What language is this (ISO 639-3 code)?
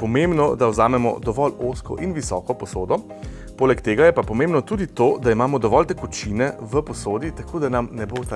slv